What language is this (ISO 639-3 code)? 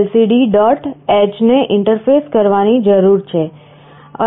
guj